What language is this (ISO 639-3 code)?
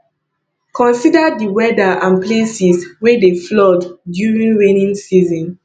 pcm